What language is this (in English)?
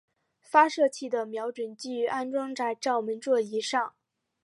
Chinese